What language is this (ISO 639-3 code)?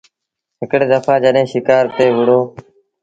sbn